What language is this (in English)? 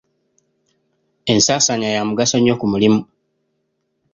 Ganda